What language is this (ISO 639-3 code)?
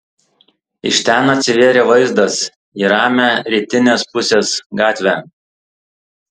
lit